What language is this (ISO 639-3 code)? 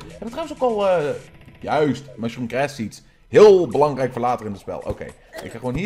nld